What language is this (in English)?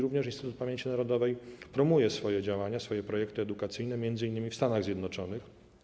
Polish